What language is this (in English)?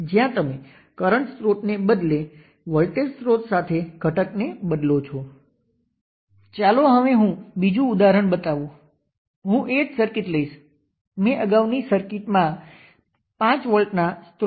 Gujarati